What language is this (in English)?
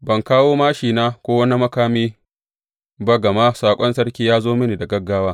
Hausa